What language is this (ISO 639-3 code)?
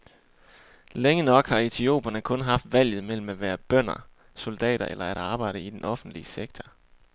dan